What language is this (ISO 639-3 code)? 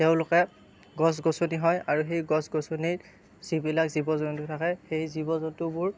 asm